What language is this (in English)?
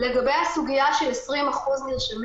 Hebrew